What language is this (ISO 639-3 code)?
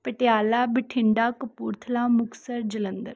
pan